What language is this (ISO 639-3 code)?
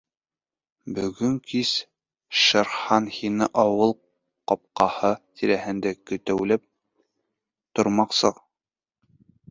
bak